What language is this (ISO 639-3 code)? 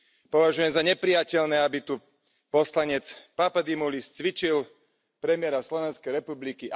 slk